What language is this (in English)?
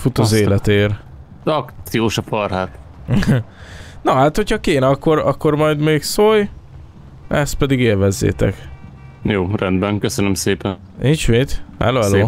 Hungarian